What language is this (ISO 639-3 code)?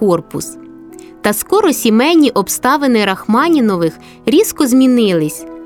ukr